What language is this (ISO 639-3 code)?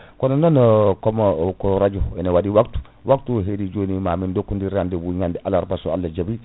ful